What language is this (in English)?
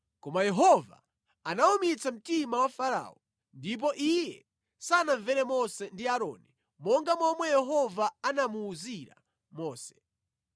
Nyanja